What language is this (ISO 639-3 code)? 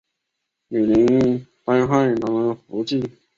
zho